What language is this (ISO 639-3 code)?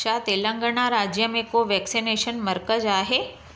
snd